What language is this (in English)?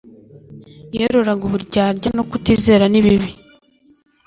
Kinyarwanda